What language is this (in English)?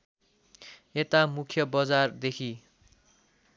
Nepali